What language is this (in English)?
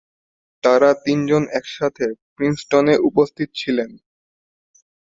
Bangla